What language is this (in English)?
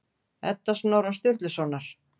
Icelandic